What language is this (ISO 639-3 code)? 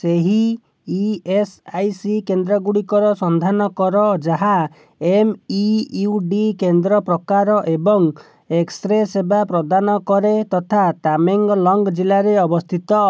ori